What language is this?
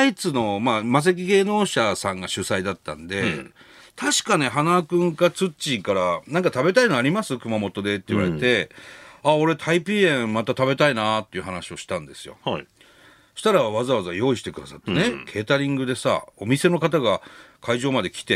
Japanese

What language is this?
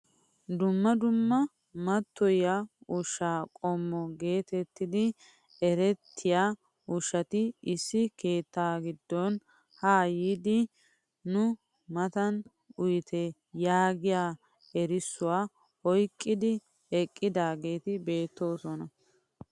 Wolaytta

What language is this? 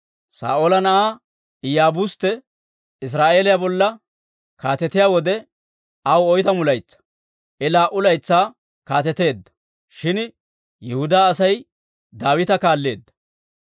Dawro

